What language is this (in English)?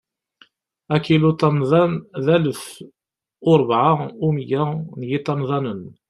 Kabyle